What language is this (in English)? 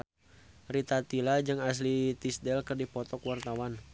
Sundanese